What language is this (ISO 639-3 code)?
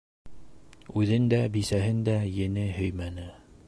bak